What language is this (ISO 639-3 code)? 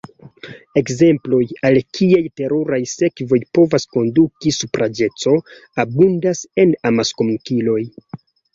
epo